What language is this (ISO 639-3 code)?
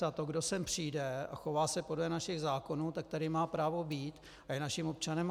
ces